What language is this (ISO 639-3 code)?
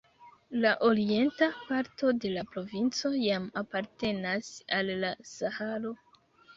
epo